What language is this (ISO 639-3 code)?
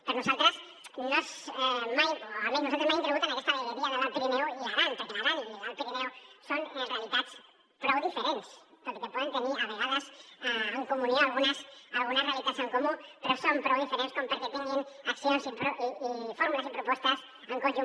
cat